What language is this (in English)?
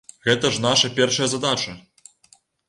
Belarusian